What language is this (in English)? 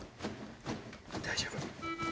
Japanese